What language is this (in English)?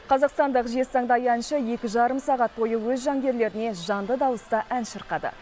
Kazakh